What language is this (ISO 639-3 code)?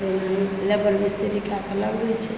mai